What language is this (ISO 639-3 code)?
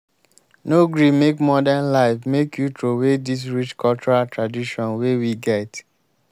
pcm